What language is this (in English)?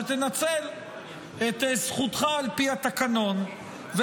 Hebrew